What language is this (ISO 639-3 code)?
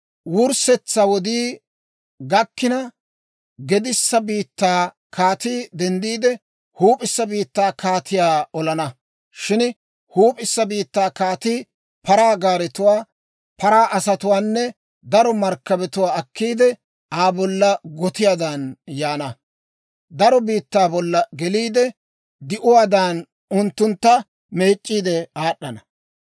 dwr